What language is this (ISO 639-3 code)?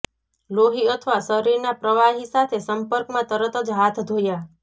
guj